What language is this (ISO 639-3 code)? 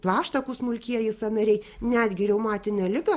lit